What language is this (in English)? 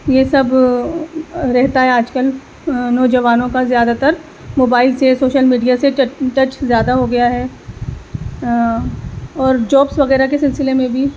Urdu